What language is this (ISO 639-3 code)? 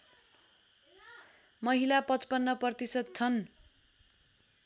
nep